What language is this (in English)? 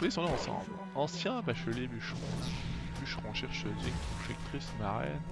French